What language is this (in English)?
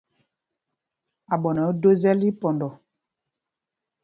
Mpumpong